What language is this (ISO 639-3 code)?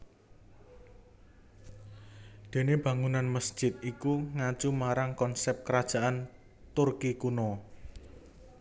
jav